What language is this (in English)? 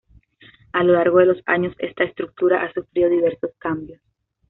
Spanish